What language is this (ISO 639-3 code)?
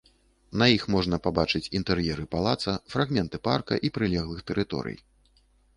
bel